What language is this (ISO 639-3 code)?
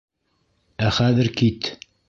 bak